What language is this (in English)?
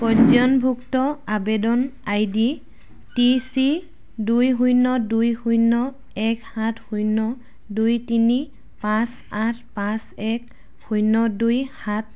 Assamese